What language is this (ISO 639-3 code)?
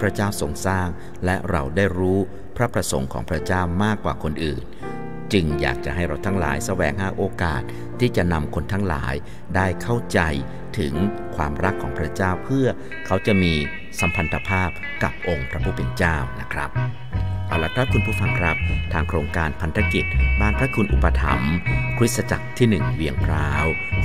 tha